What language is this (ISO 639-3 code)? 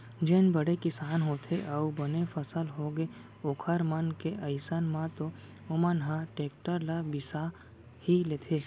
hne